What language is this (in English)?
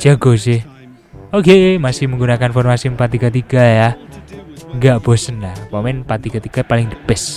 Indonesian